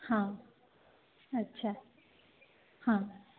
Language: Odia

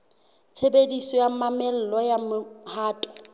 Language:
Southern Sotho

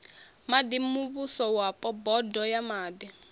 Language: Venda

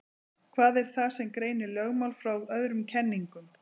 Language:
Icelandic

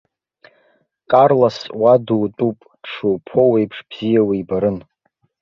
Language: Abkhazian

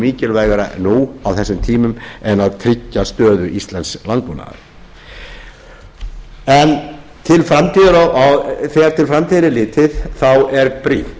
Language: Icelandic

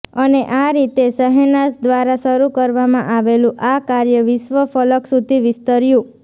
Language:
Gujarati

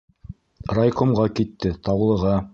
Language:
Bashkir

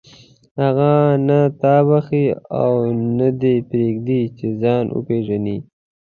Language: Pashto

